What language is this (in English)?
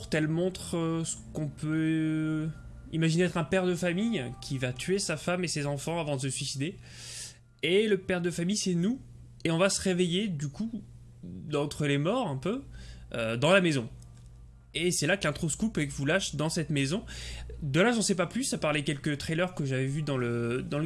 French